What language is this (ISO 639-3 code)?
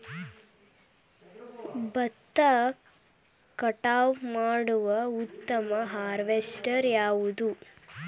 kan